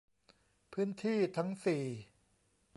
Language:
Thai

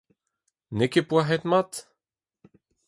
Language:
Breton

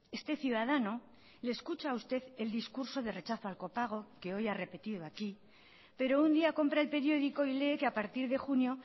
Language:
Spanish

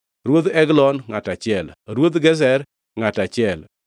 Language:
Luo (Kenya and Tanzania)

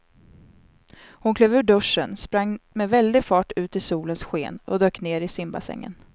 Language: Swedish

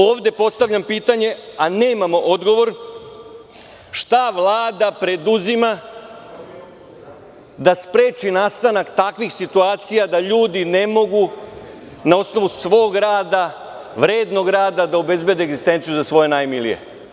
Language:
Serbian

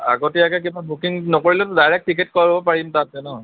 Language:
Assamese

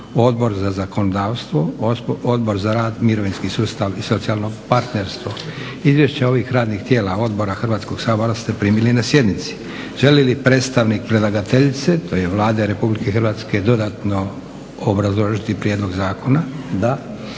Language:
Croatian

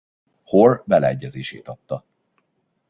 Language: Hungarian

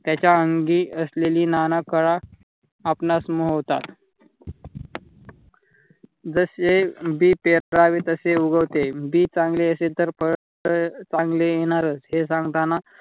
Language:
Marathi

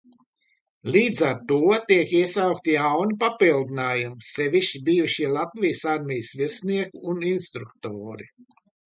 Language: Latvian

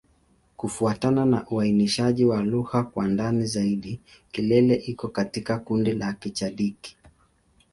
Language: Swahili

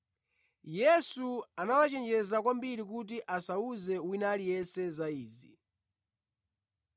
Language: Nyanja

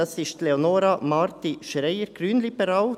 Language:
Swiss German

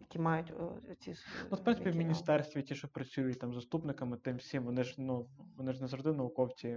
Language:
Ukrainian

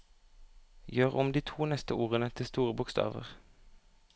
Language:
Norwegian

